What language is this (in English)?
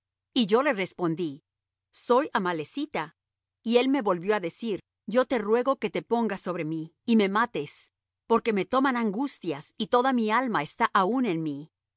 Spanish